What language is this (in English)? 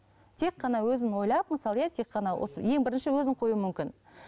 Kazakh